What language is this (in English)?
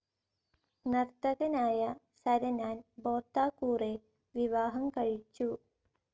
Malayalam